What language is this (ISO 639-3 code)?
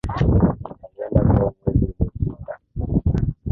swa